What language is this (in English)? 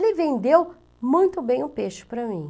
Portuguese